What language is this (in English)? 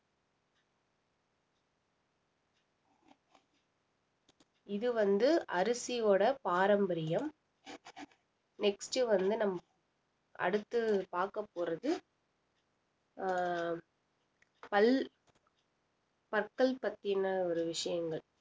Tamil